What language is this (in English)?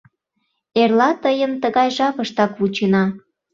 Mari